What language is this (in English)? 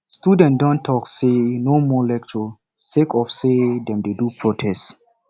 Nigerian Pidgin